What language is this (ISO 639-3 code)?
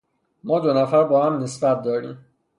fas